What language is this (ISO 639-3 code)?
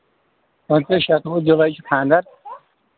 kas